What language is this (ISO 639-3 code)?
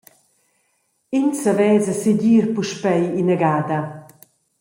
roh